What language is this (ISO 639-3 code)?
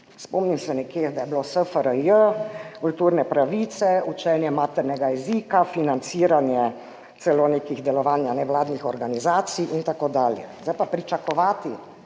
slv